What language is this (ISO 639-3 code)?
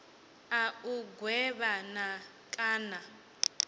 ven